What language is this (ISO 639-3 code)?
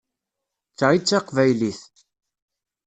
kab